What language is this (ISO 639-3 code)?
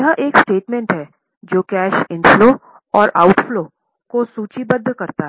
hin